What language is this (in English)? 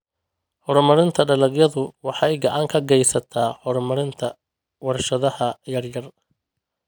Somali